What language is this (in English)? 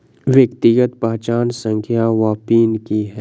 Maithili